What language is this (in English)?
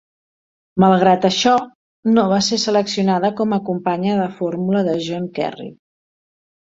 Catalan